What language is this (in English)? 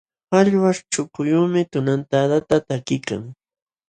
Jauja Wanca Quechua